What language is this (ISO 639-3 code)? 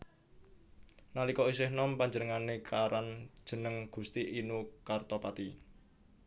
jav